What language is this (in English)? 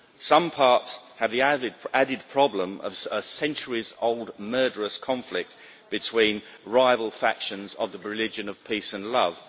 English